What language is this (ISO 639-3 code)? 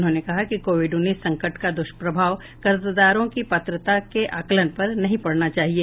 hin